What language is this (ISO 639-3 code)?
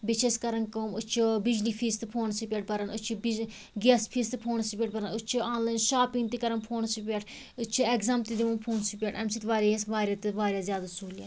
kas